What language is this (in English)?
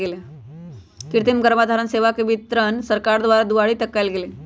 Magahi